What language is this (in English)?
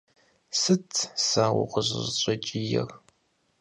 Kabardian